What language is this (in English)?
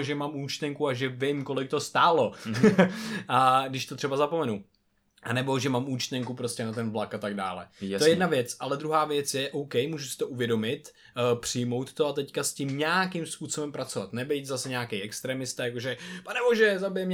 Czech